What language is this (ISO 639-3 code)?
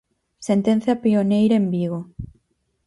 glg